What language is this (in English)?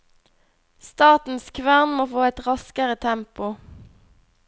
Norwegian